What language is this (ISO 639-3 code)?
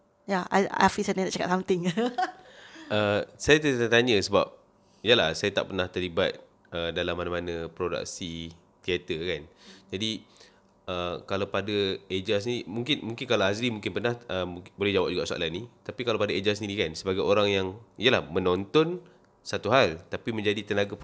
msa